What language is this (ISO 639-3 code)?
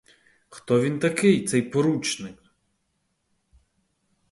ukr